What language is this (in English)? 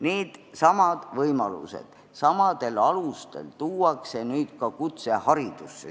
Estonian